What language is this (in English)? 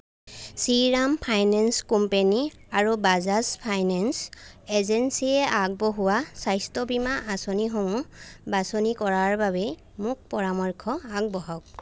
Assamese